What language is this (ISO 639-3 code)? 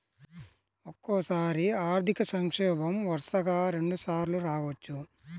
tel